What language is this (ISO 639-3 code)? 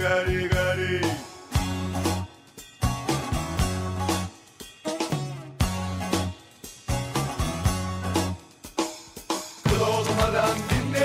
tur